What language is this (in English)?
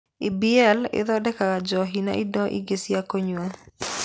Kikuyu